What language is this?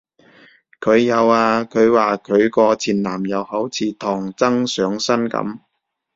Cantonese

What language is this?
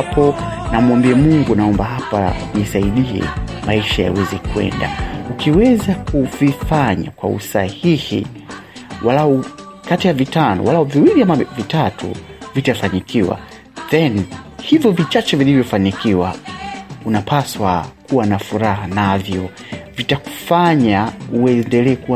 Swahili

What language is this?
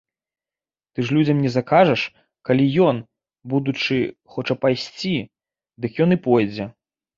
Belarusian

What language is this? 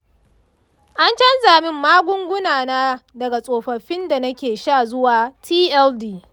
Hausa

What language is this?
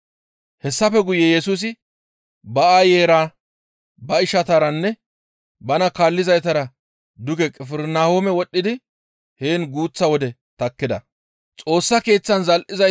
Gamo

